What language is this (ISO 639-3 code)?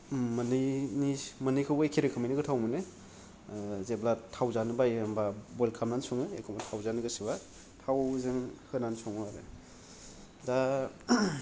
brx